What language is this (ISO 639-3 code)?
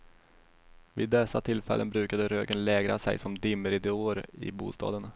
swe